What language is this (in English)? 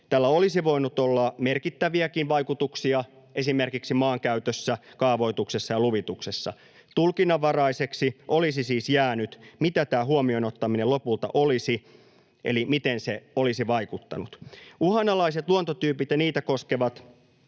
Finnish